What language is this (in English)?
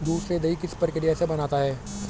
Hindi